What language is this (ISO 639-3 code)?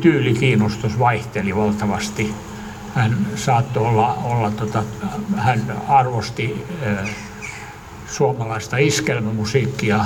fin